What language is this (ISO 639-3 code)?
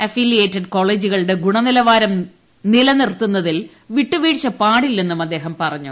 mal